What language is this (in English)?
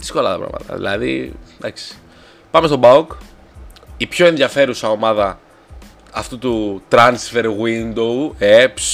Greek